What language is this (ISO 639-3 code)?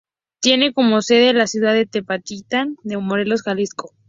spa